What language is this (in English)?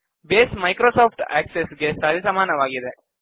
Kannada